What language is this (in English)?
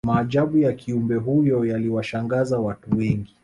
Swahili